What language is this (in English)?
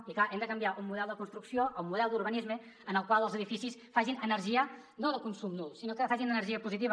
Catalan